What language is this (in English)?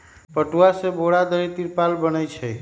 Magahi